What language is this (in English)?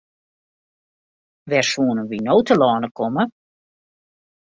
Western Frisian